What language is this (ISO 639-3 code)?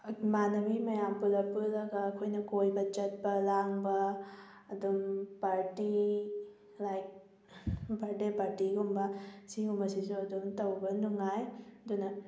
mni